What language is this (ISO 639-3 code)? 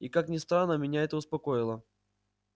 rus